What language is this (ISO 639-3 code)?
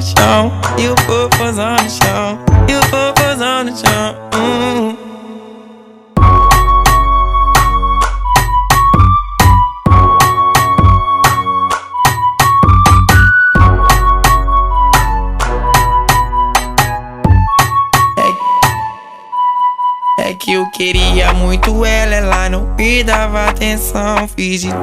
ron